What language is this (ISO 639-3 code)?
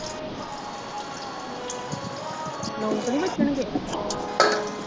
pan